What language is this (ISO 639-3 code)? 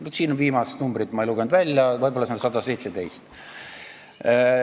est